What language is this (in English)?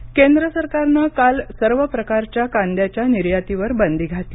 Marathi